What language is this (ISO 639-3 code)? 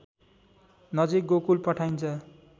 nep